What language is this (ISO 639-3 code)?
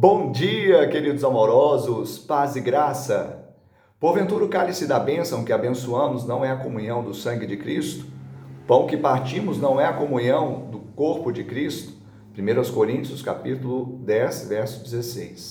por